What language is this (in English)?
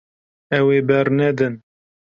Kurdish